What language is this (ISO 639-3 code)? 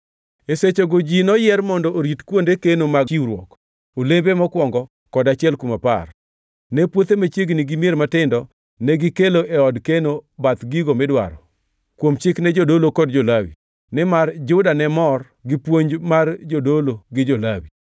luo